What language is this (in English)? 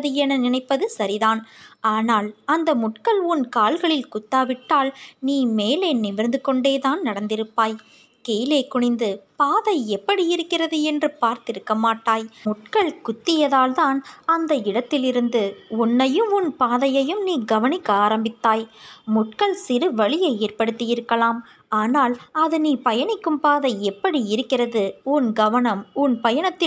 Tamil